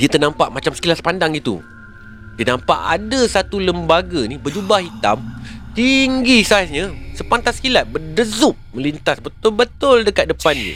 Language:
Malay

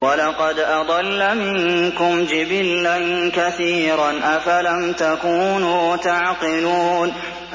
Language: Arabic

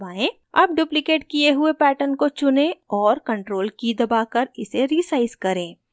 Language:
Hindi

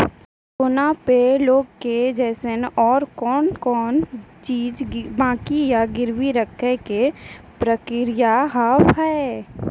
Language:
Maithili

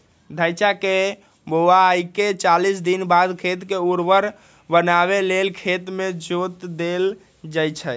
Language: Magahi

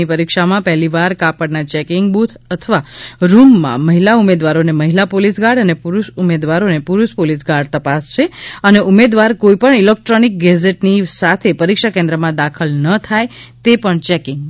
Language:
Gujarati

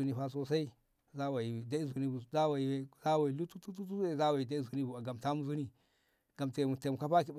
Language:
Ngamo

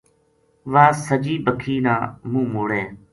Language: Gujari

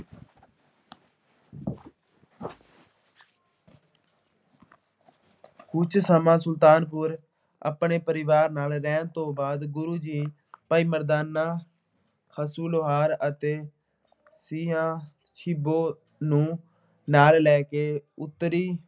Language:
Punjabi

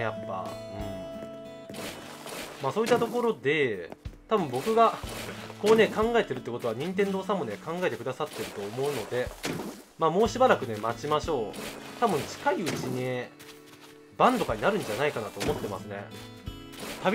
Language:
Japanese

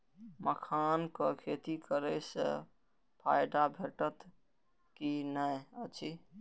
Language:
Maithili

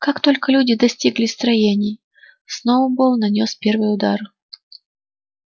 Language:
Russian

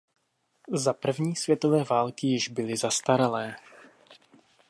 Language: Czech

